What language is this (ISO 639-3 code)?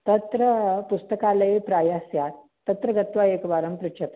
san